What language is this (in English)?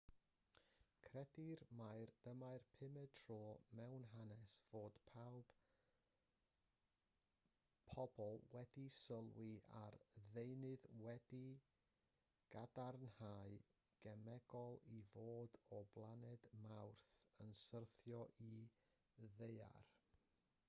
Welsh